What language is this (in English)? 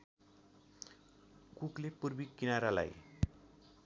Nepali